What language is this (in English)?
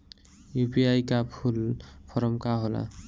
Bhojpuri